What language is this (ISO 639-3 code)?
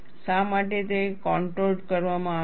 guj